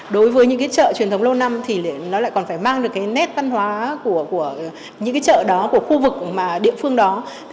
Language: Vietnamese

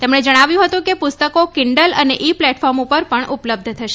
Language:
Gujarati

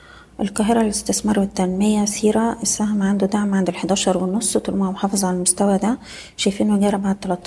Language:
Arabic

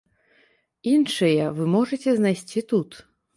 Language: Belarusian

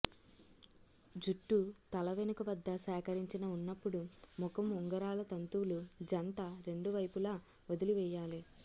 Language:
Telugu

